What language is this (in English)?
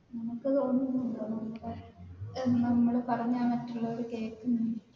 Malayalam